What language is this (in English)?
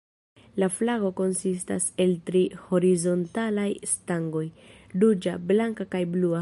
Esperanto